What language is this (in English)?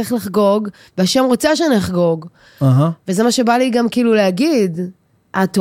Hebrew